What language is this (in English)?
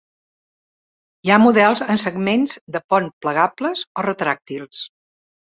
Catalan